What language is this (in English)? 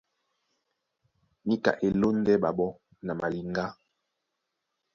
Duala